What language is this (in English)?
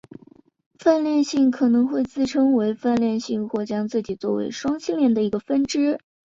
Chinese